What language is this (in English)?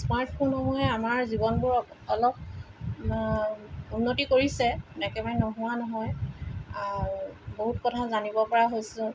Assamese